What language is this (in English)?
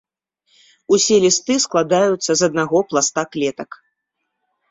Belarusian